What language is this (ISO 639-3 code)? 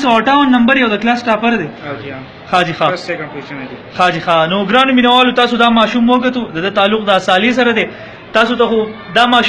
por